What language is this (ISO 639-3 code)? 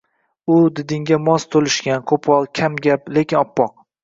uzb